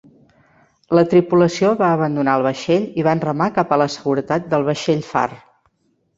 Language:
Catalan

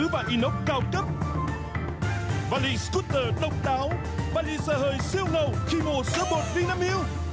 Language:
Vietnamese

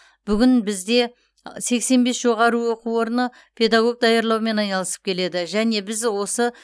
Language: Kazakh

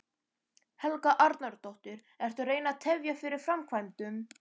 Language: Icelandic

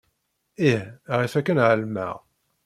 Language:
Kabyle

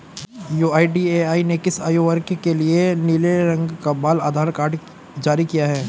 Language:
Hindi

